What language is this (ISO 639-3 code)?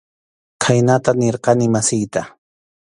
qxu